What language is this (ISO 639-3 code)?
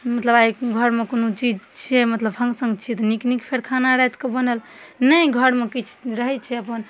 mai